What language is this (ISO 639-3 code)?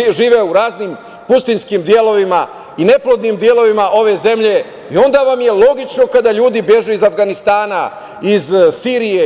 srp